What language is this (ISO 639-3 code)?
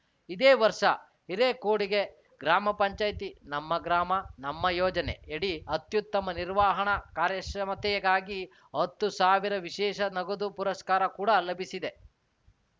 kan